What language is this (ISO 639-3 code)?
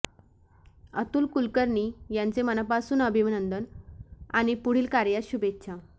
mar